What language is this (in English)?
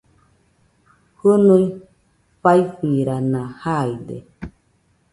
Nüpode Huitoto